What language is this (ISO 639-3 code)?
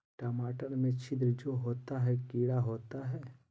mag